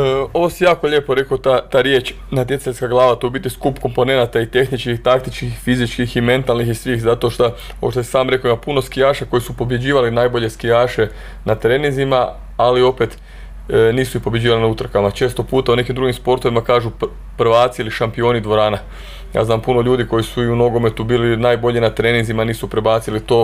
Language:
Croatian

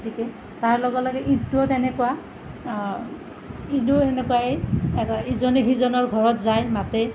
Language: Assamese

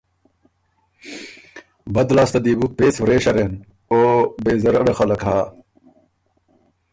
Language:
Ormuri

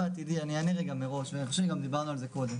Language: Hebrew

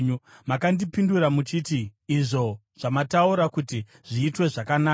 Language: Shona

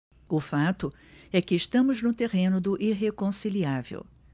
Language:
Portuguese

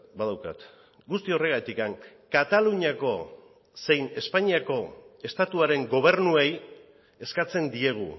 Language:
Basque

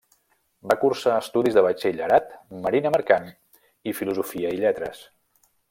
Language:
Catalan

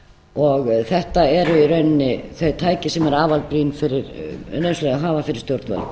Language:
Icelandic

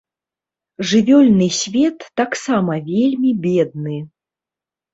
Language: Belarusian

